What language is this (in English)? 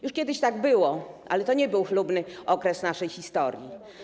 Polish